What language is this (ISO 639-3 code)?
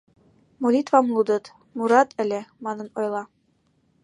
chm